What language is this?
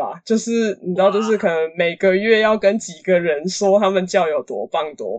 Chinese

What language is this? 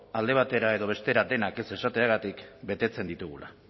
Basque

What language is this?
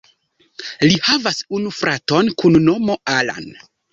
Esperanto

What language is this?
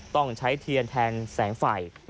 Thai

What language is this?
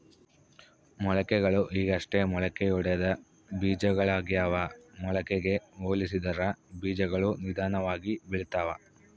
Kannada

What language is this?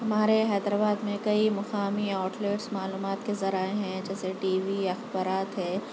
Urdu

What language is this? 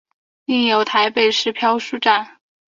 Chinese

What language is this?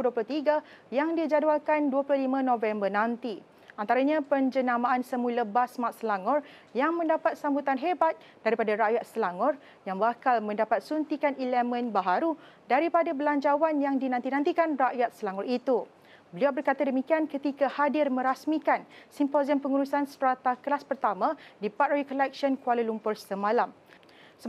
Malay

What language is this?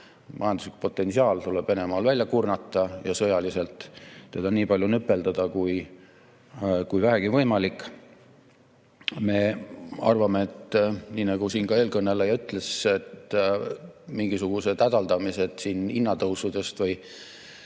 Estonian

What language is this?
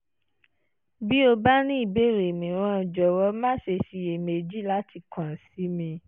Yoruba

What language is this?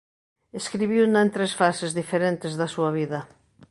Galician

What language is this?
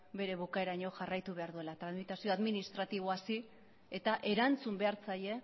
Basque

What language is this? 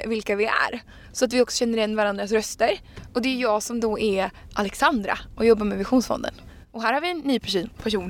Swedish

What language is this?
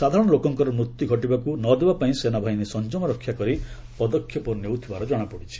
Odia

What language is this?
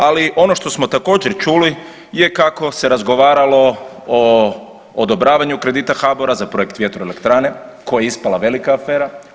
Croatian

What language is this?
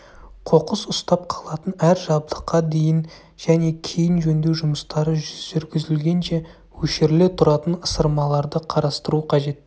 Kazakh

